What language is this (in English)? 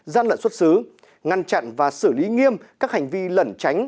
Vietnamese